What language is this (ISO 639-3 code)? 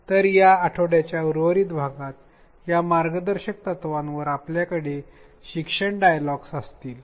mar